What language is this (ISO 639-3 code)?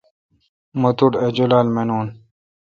xka